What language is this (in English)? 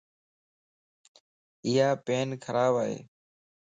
Lasi